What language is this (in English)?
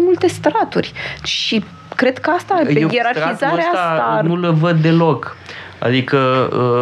Romanian